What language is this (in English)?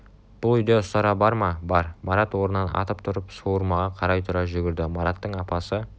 Kazakh